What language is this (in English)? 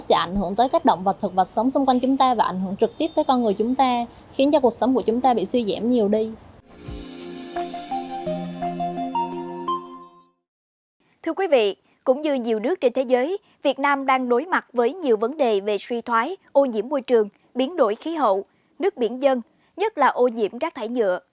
Vietnamese